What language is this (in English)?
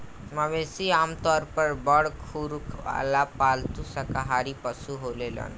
Bhojpuri